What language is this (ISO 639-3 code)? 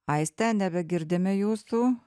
lit